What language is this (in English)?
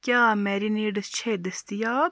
Kashmiri